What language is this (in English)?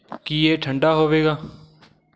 Punjabi